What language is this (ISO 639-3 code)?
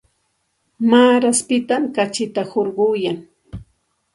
qxt